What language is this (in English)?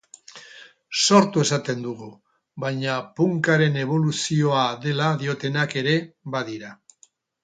Basque